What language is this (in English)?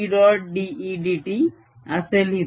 Marathi